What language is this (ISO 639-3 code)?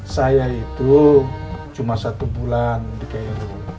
ind